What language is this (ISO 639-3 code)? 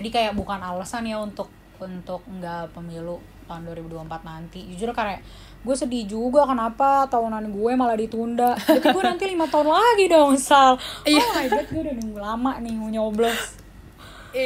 ind